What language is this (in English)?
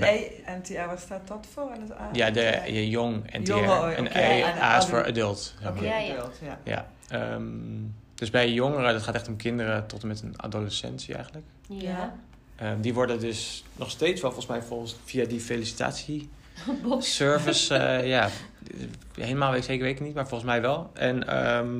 Dutch